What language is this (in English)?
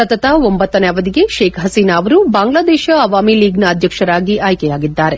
Kannada